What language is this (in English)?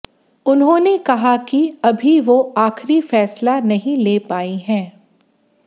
Hindi